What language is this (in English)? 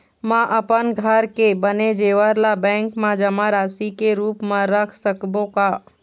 Chhattisgarhi